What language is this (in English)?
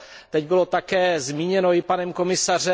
Czech